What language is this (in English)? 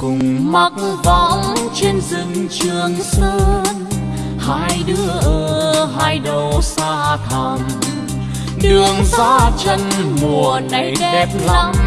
Vietnamese